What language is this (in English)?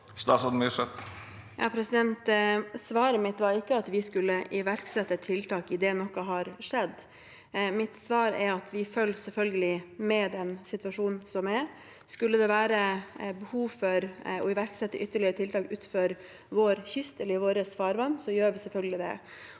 Norwegian